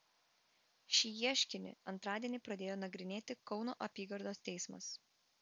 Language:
Lithuanian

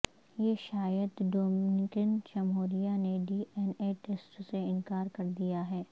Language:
Urdu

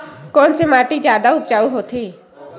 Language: Chhattisgarhi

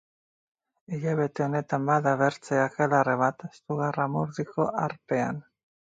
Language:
Basque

